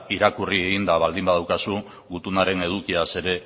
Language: Basque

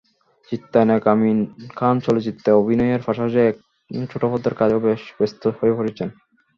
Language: Bangla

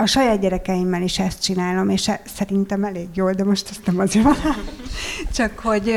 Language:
Hungarian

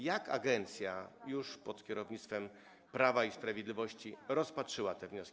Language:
Polish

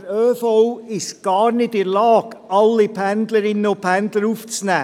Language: Swiss German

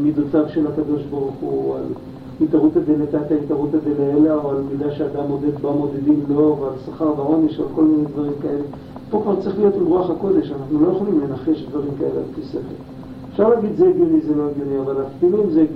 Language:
Hebrew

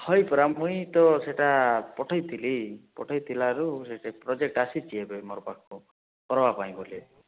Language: Odia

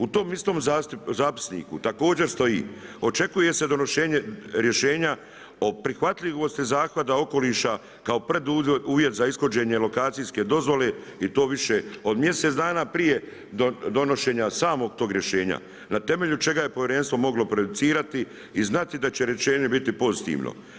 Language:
Croatian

